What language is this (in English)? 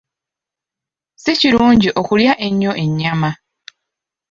Ganda